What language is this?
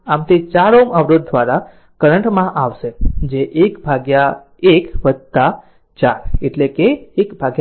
Gujarati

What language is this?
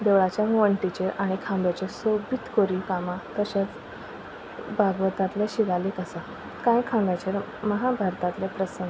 Konkani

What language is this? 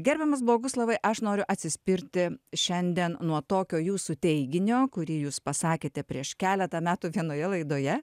Lithuanian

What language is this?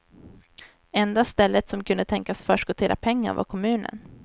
Swedish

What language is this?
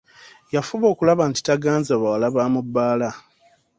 Ganda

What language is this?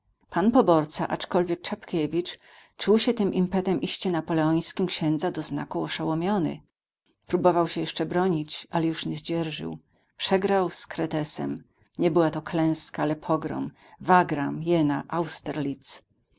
Polish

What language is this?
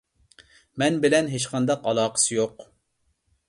Uyghur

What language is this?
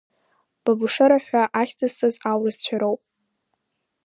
Abkhazian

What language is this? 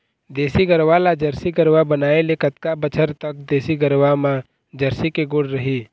Chhattisgarhi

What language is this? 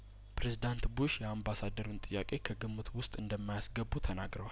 Amharic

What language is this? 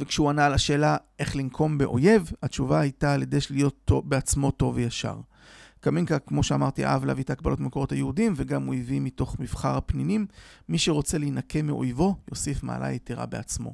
Hebrew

